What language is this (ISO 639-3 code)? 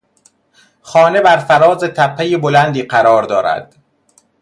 fas